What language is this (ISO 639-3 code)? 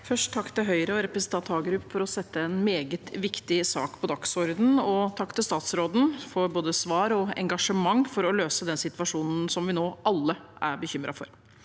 nor